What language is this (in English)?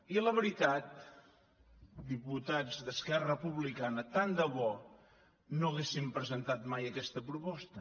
Catalan